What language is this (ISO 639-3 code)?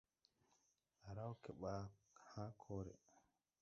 tui